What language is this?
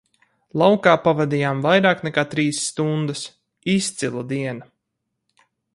Latvian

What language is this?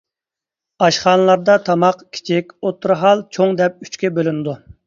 Uyghur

